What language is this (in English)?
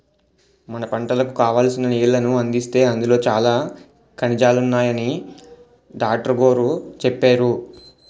Telugu